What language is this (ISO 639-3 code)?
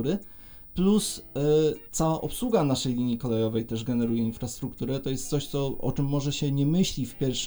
pol